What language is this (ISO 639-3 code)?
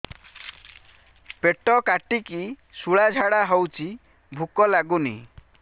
ori